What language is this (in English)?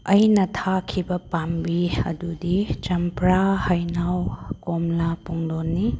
Manipuri